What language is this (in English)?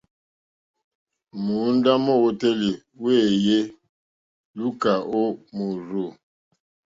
Mokpwe